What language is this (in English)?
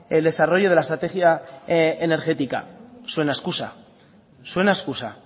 Spanish